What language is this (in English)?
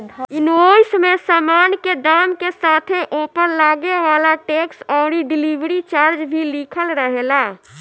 Bhojpuri